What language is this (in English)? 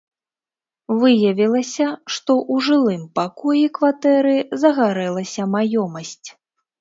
Belarusian